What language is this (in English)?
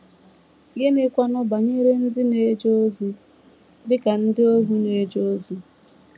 Igbo